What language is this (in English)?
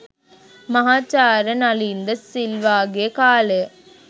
Sinhala